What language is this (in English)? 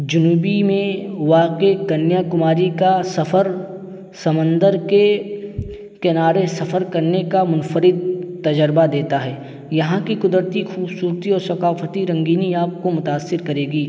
Urdu